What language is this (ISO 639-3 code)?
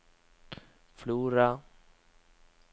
nor